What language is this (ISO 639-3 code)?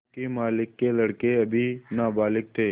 hin